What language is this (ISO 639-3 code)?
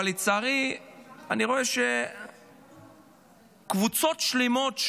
heb